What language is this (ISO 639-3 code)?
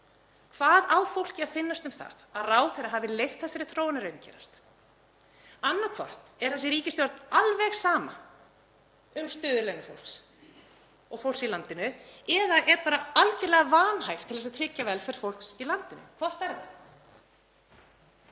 isl